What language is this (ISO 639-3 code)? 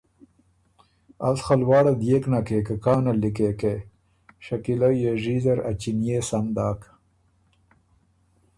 oru